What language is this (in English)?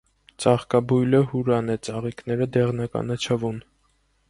Armenian